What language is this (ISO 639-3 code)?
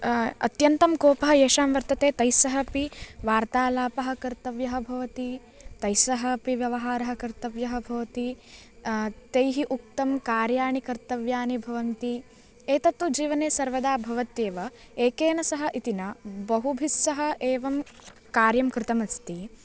san